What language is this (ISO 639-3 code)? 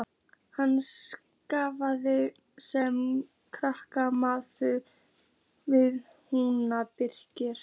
isl